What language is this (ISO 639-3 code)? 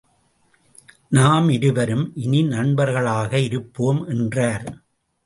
tam